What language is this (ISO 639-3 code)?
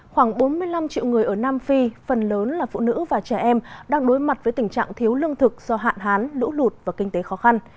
vie